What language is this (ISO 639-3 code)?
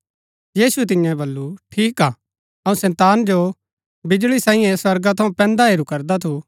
gbk